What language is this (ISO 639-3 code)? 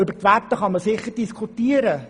gsw